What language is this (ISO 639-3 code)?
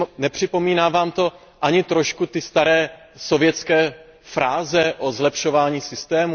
ces